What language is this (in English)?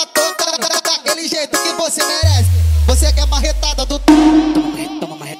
Indonesian